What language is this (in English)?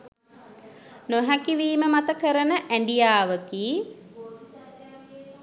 Sinhala